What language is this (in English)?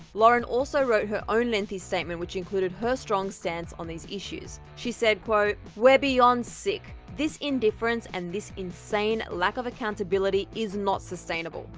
English